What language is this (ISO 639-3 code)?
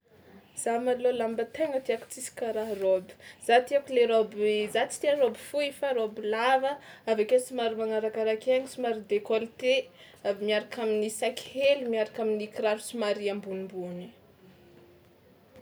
xmw